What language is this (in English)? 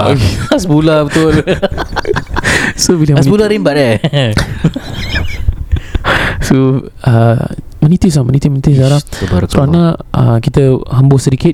Malay